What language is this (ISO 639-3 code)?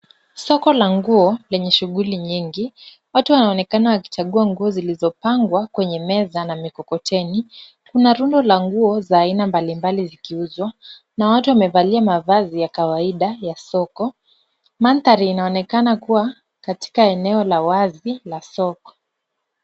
swa